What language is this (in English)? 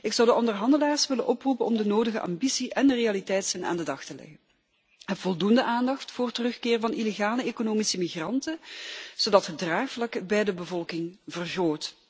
Dutch